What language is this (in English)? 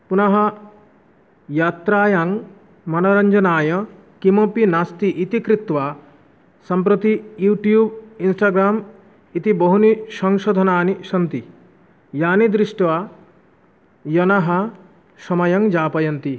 Sanskrit